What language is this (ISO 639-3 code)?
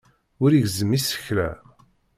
kab